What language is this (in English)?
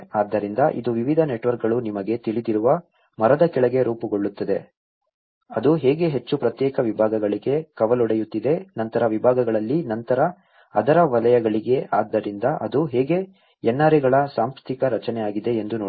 Kannada